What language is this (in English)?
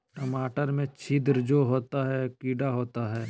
Magahi